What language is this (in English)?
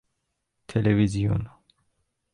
Persian